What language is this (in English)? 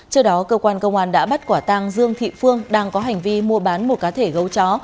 Vietnamese